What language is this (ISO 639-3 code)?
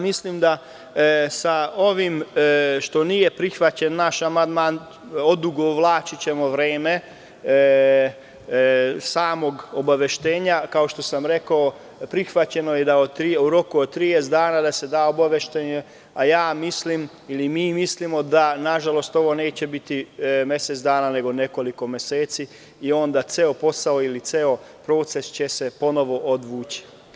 srp